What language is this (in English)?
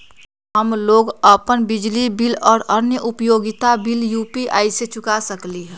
Magahi